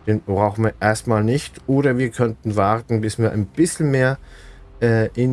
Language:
German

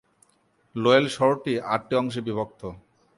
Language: Bangla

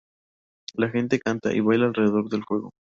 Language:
Spanish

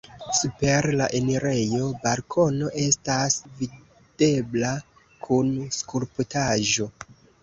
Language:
Esperanto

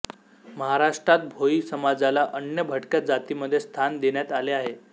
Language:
Marathi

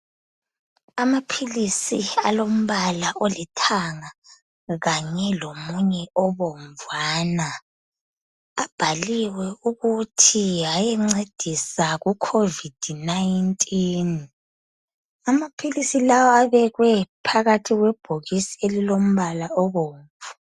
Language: North Ndebele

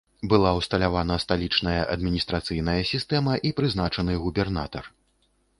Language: Belarusian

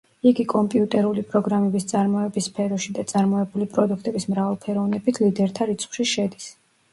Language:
Georgian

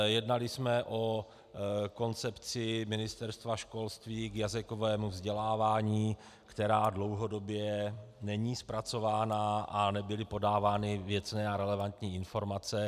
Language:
Czech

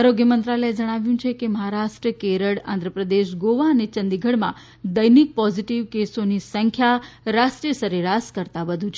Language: Gujarati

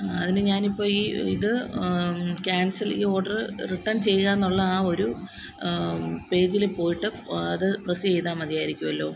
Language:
Malayalam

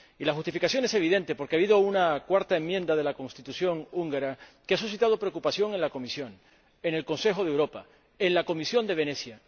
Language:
Spanish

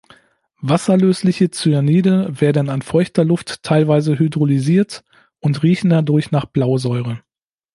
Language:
German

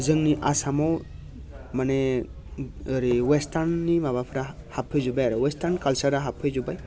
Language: Bodo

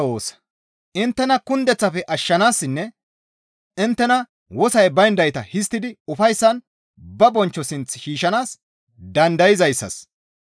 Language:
Gamo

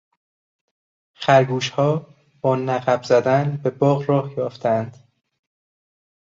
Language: Persian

